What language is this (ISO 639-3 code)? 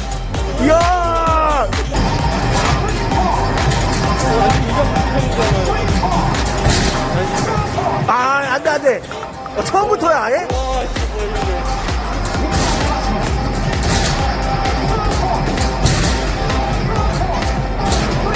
kor